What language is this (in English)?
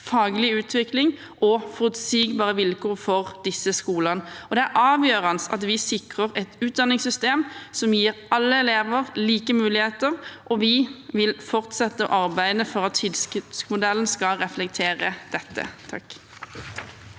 Norwegian